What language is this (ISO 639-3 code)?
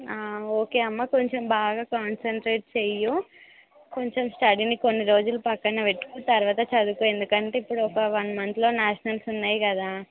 tel